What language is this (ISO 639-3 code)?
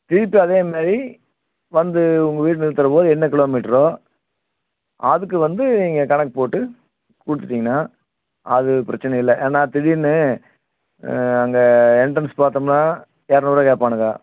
tam